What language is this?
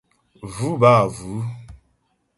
Ghomala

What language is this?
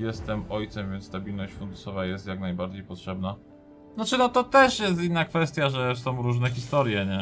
Polish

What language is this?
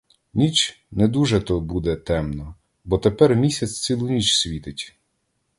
Ukrainian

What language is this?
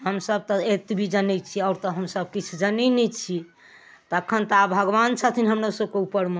Maithili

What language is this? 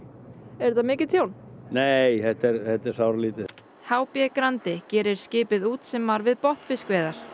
Icelandic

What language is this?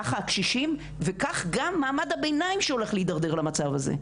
Hebrew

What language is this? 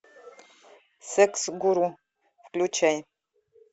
Russian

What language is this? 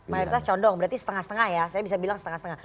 Indonesian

